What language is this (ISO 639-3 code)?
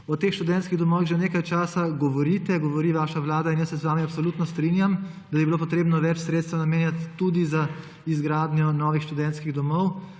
slv